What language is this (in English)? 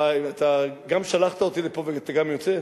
Hebrew